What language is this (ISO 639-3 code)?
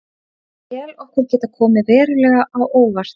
isl